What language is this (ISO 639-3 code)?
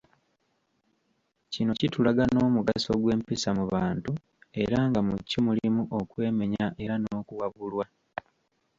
lug